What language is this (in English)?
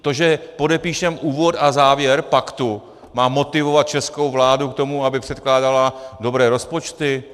Czech